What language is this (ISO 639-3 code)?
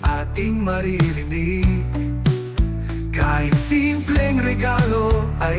fil